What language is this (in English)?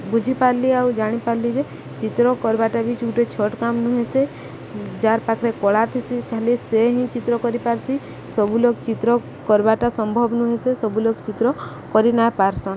Odia